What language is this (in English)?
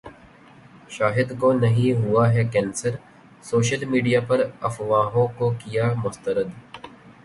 Urdu